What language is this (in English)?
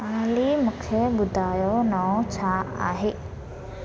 Sindhi